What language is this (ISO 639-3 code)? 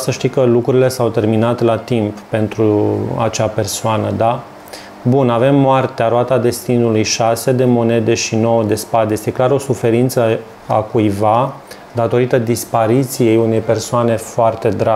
ron